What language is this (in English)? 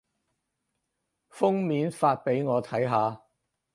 Cantonese